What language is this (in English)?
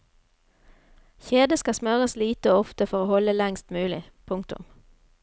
Norwegian